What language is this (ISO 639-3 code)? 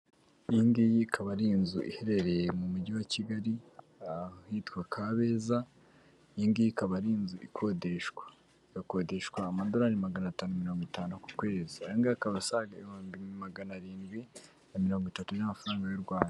kin